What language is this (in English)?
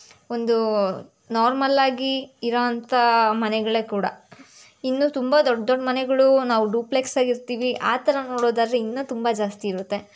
Kannada